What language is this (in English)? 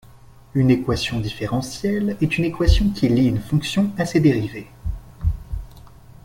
French